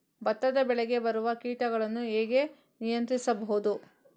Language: Kannada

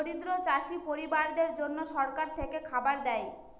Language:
Bangla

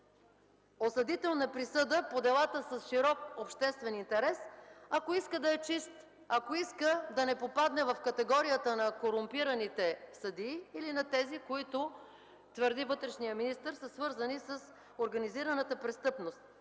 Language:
Bulgarian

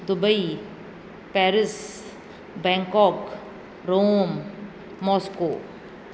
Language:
Sindhi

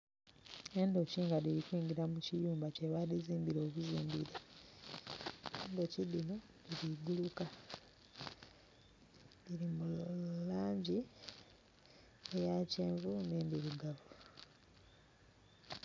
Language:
Soga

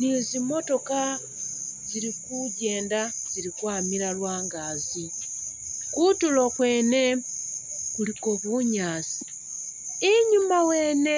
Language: Masaaba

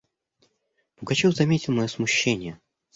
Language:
Russian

